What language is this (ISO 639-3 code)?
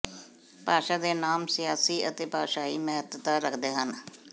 pan